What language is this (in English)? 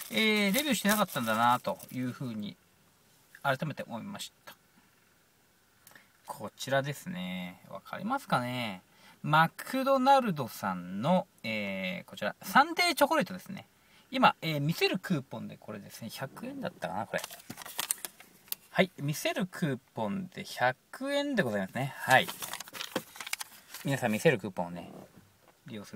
Japanese